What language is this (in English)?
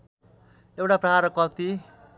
Nepali